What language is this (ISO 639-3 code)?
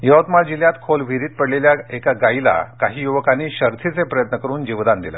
mar